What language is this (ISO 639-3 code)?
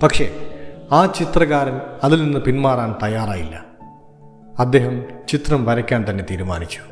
mal